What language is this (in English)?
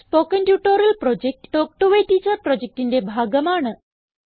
Malayalam